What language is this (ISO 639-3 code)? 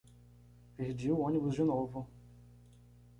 por